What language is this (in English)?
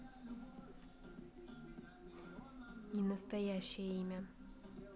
Russian